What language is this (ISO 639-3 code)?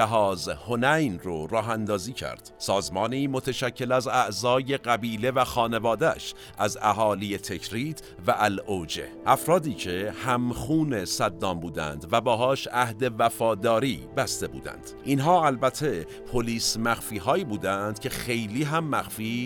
fas